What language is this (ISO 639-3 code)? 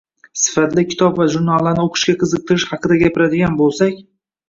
uzb